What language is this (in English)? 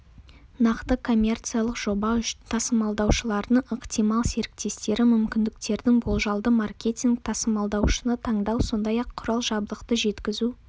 Kazakh